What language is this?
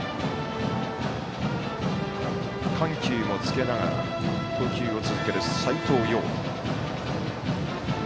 Japanese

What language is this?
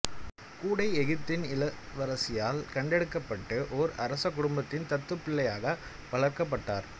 Tamil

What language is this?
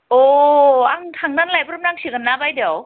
Bodo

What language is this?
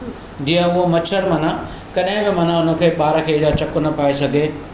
Sindhi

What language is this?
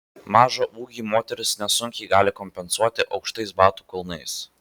Lithuanian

